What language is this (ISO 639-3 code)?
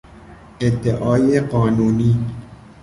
fas